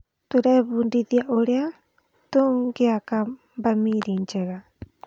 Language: Kikuyu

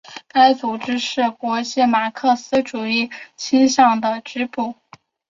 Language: Chinese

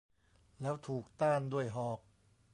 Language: Thai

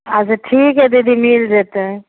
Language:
Maithili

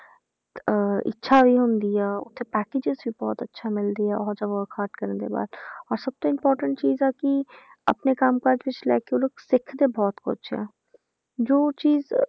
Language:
Punjabi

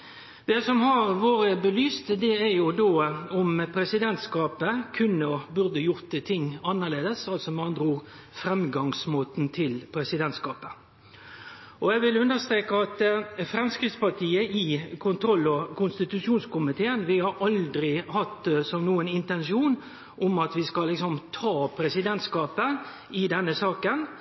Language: Norwegian Nynorsk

